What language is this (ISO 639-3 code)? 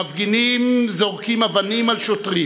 heb